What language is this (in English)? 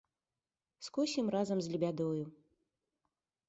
Belarusian